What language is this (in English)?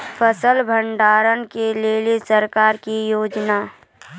Maithili